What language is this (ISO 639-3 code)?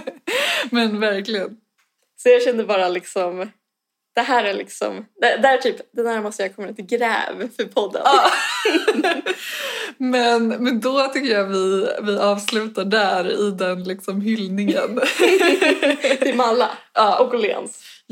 swe